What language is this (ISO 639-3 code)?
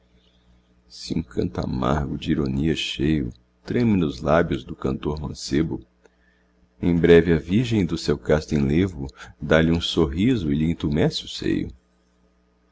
por